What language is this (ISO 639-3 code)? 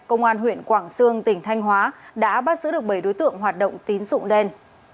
vie